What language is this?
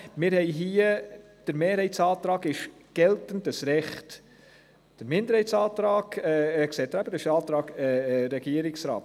Swiss German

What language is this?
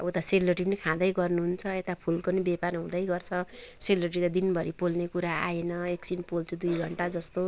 Nepali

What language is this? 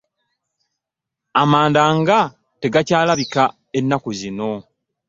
Ganda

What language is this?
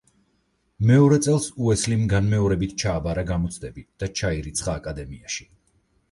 Georgian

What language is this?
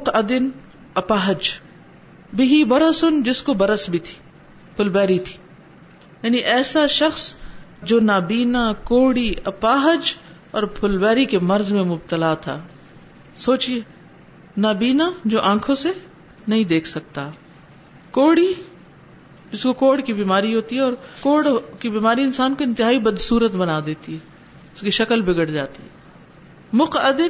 Urdu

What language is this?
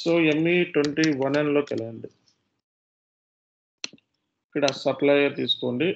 Telugu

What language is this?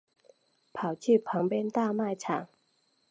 Chinese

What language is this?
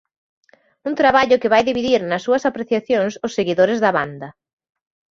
Galician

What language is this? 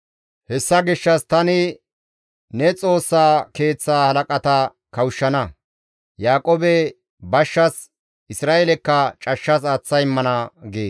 Gamo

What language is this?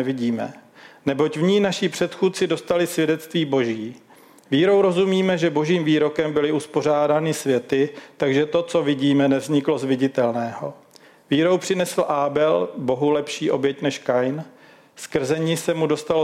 Czech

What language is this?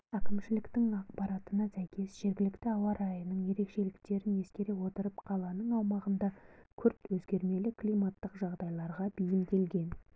Kazakh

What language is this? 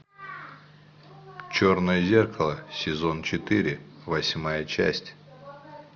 Russian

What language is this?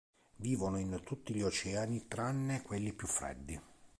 Italian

